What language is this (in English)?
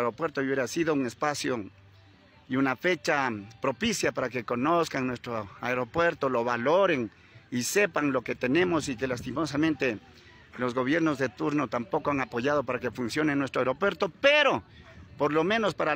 Spanish